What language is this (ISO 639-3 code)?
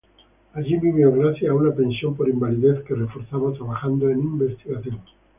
spa